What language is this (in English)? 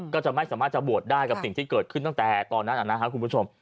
Thai